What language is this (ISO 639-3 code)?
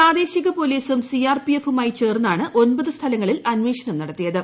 mal